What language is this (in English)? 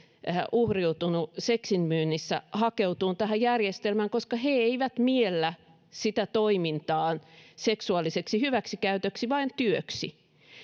Finnish